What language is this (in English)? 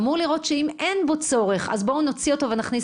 Hebrew